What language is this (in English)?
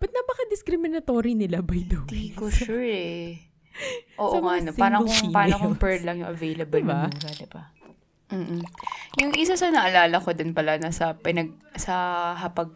Filipino